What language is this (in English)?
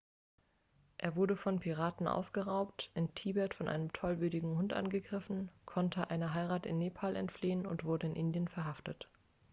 German